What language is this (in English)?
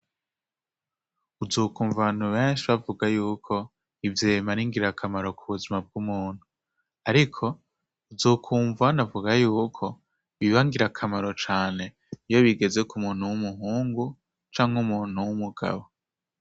Rundi